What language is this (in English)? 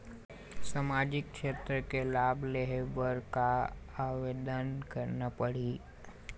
Chhattisgarhi